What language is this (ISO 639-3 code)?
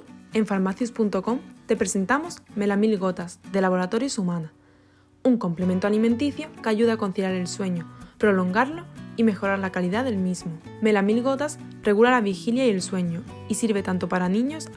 spa